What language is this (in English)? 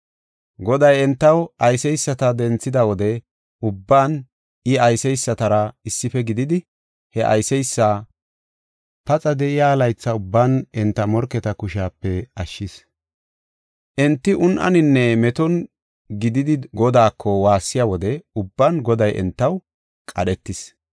Gofa